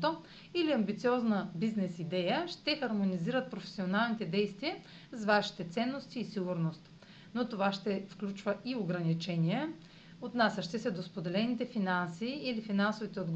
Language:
Bulgarian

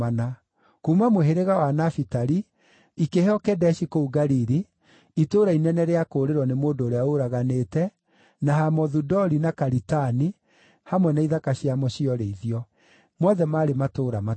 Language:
Kikuyu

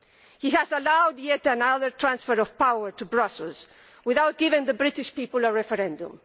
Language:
English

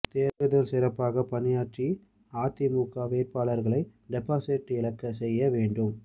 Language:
Tamil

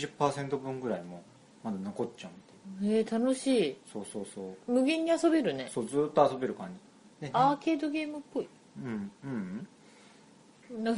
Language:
Japanese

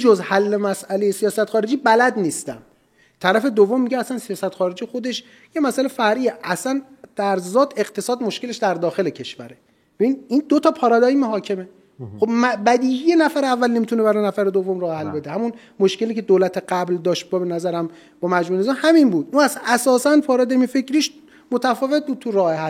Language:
Persian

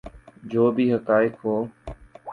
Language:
Urdu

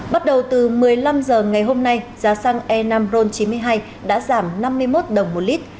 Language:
Vietnamese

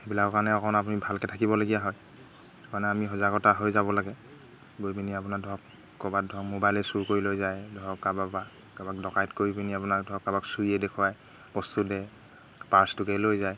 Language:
Assamese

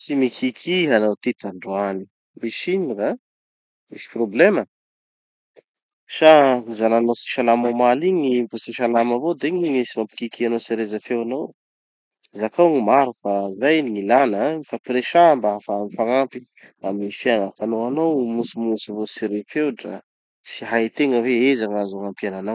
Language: Tanosy Malagasy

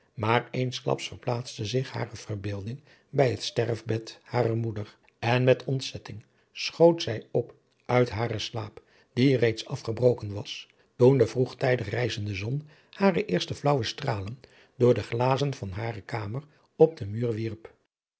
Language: Dutch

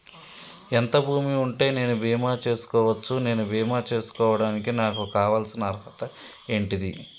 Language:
Telugu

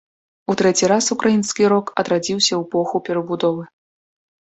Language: Belarusian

